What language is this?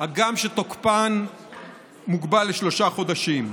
Hebrew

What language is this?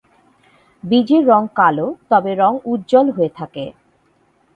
Bangla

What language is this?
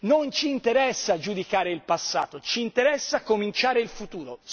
Italian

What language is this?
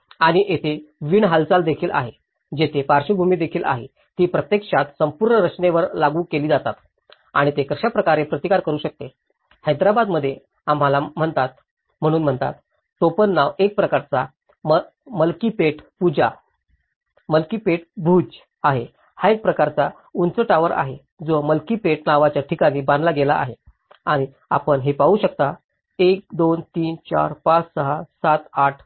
Marathi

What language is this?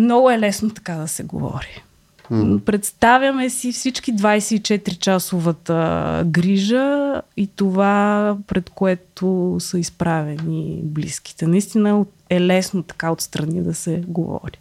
Bulgarian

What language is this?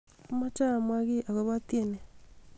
Kalenjin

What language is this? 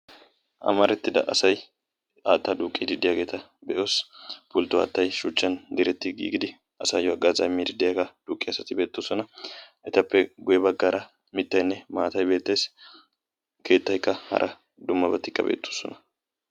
Wolaytta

